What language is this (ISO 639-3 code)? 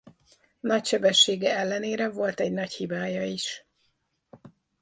hun